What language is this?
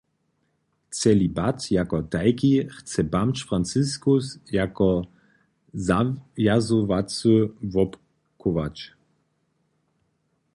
Upper Sorbian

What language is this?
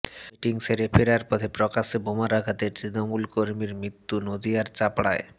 Bangla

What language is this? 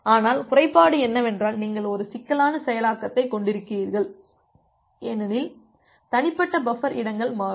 Tamil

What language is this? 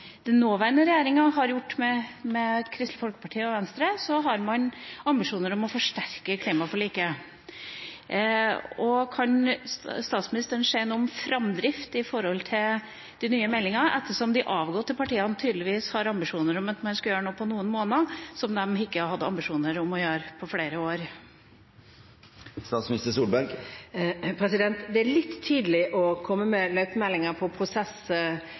Norwegian Bokmål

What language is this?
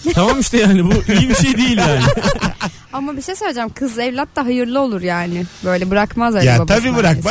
Turkish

